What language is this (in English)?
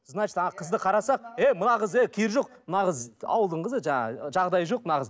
Kazakh